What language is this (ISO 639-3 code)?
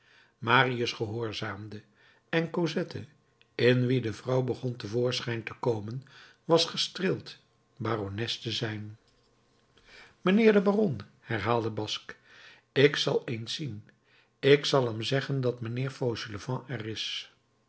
nld